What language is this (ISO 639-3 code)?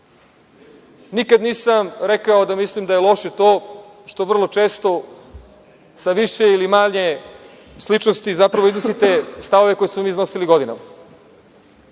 srp